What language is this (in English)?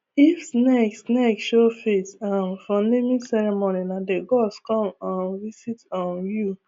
Nigerian Pidgin